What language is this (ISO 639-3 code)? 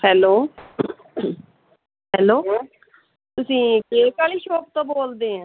pan